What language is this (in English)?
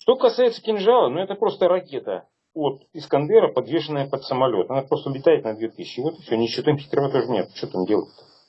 Russian